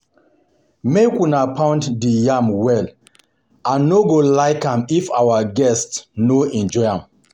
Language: Nigerian Pidgin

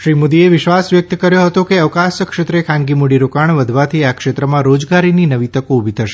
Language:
Gujarati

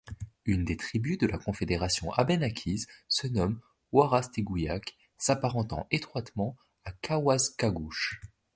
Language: French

